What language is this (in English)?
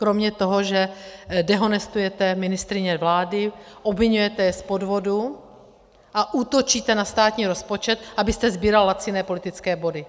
Czech